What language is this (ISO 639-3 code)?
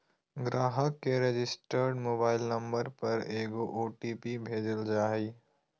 mag